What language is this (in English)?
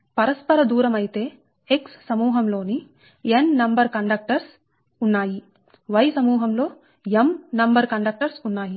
Telugu